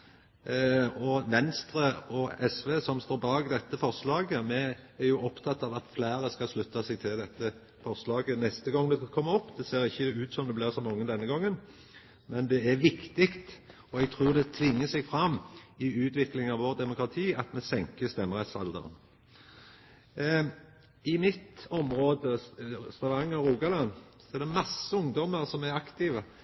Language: Norwegian Nynorsk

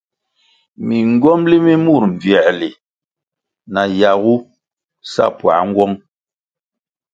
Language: Kwasio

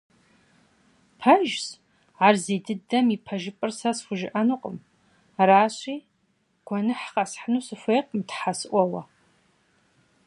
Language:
Kabardian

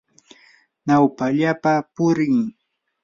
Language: Yanahuanca Pasco Quechua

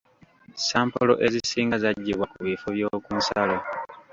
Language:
Ganda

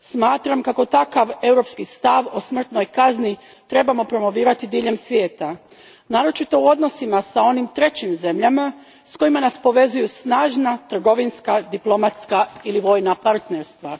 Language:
Croatian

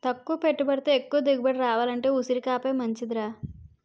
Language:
Telugu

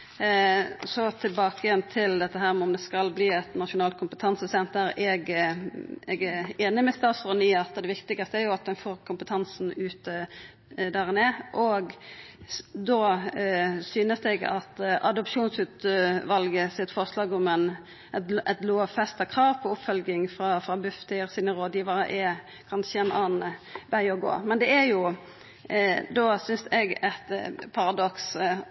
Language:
Norwegian Nynorsk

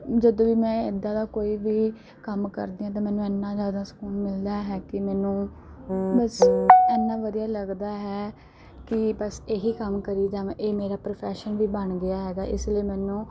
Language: Punjabi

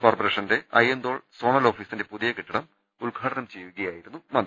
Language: Malayalam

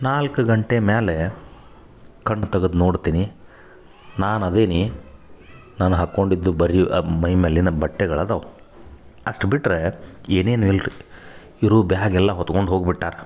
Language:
Kannada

